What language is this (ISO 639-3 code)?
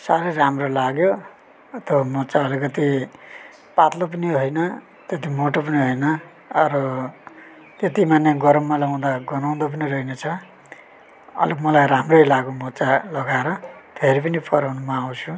nep